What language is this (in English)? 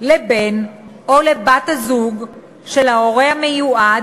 Hebrew